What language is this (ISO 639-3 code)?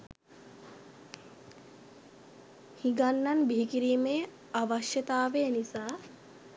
sin